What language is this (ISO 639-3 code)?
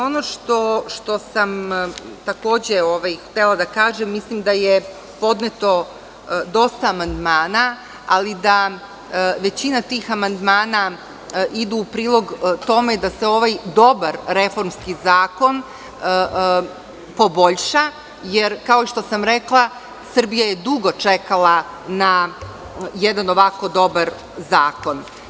srp